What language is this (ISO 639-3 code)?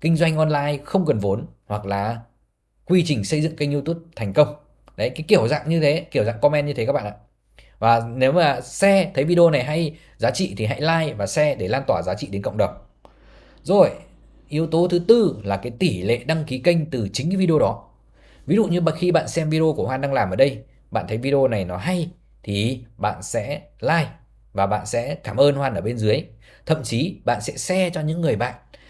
vie